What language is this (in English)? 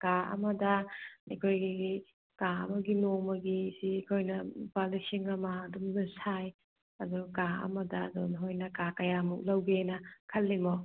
Manipuri